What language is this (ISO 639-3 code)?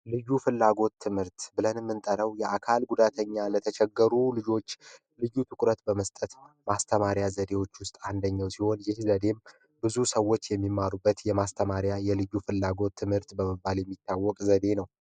amh